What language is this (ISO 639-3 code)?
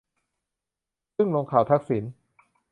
tha